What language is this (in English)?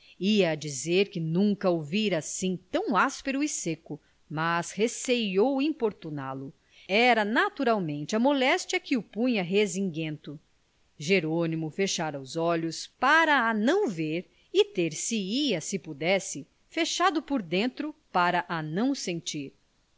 Portuguese